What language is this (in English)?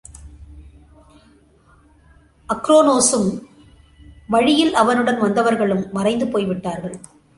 Tamil